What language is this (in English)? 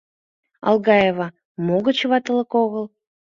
Mari